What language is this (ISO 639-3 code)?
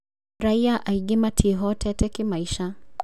kik